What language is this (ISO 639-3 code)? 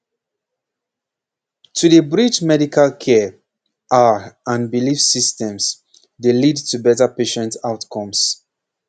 pcm